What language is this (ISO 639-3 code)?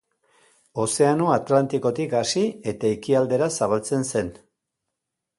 eus